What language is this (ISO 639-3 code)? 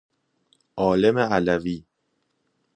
fas